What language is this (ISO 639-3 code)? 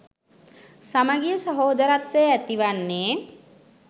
sin